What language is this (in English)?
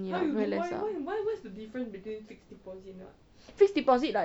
English